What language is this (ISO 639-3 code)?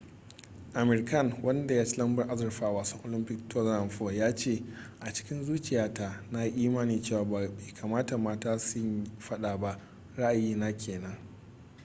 hau